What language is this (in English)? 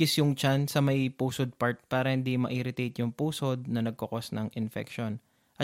Filipino